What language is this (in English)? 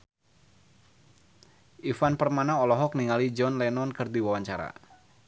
Sundanese